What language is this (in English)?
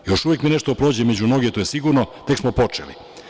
Serbian